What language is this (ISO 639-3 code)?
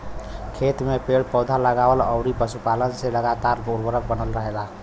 bho